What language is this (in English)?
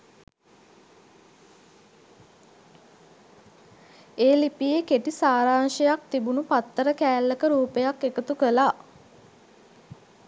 Sinhala